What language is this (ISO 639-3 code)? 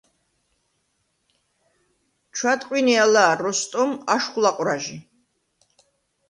sva